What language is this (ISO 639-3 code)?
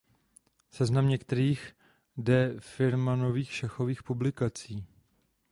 ces